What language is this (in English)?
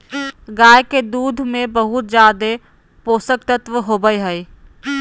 Magahi